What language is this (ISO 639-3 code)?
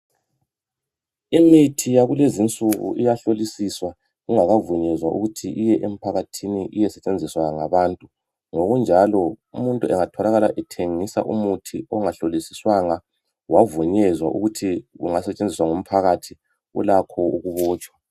nde